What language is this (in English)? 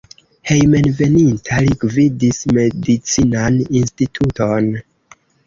Esperanto